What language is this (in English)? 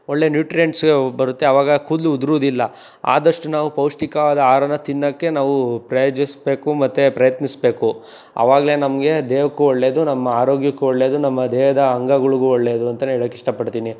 Kannada